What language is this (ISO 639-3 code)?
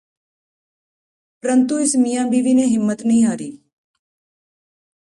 pan